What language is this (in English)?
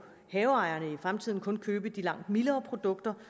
Danish